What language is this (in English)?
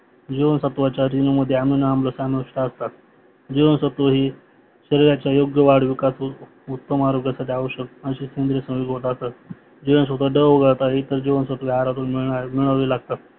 Marathi